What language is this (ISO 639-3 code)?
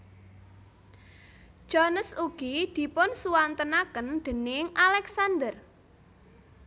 jav